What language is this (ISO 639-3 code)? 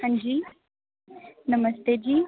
doi